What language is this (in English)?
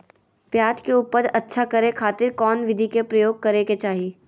Magahi